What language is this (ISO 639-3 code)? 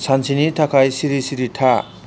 brx